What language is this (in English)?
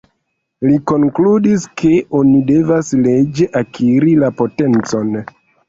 Esperanto